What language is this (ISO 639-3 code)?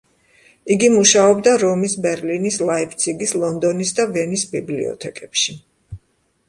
kat